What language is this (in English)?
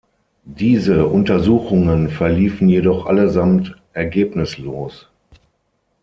German